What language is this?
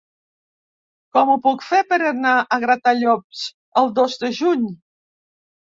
Catalan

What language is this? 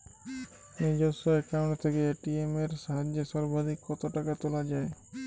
Bangla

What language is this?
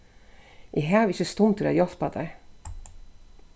Faroese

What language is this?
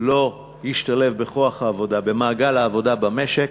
Hebrew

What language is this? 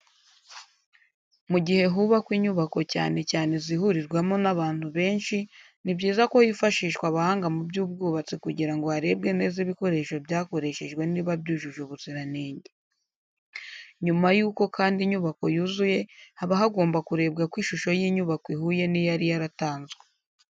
Kinyarwanda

